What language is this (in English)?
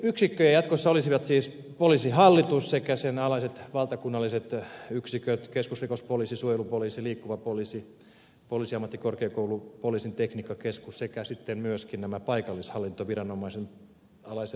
Finnish